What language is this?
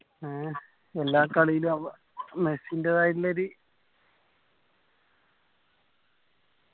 Malayalam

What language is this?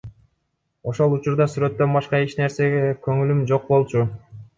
Kyrgyz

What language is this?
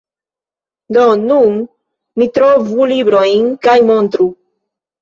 Esperanto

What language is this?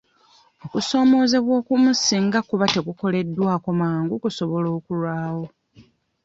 Ganda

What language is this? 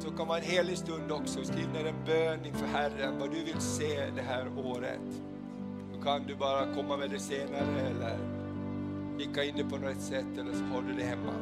Swedish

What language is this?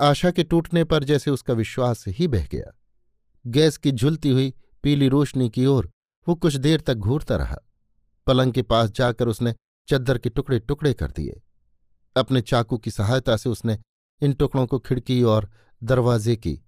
Hindi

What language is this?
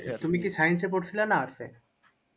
Bangla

